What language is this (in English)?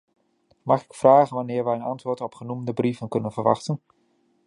Dutch